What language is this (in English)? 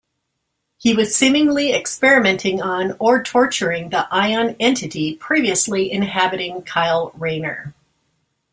English